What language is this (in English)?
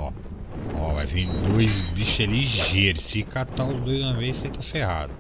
Portuguese